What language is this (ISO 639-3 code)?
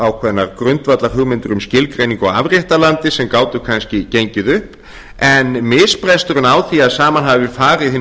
isl